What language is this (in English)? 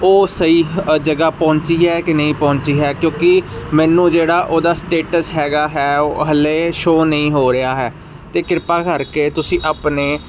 Punjabi